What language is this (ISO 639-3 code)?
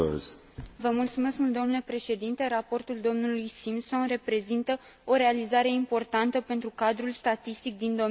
ron